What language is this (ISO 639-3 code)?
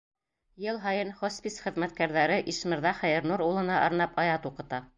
bak